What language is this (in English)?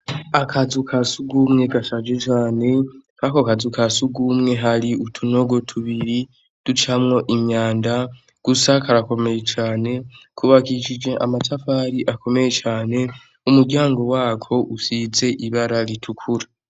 Rundi